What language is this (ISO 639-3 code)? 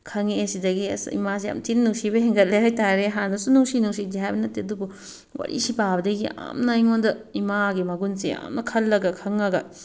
mni